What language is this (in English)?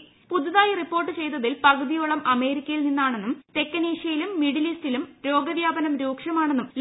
Malayalam